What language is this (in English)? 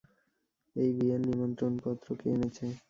Bangla